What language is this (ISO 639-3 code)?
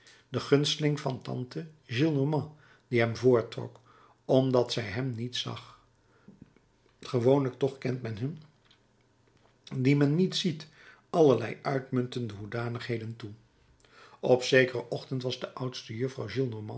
nld